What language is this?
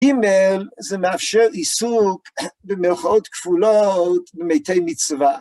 Hebrew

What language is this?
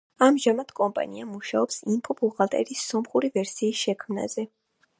Georgian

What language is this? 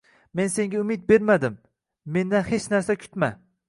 Uzbek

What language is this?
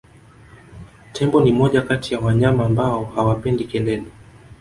Swahili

